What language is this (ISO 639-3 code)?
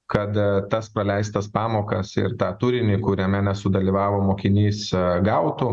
lit